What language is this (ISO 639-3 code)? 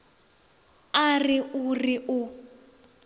nso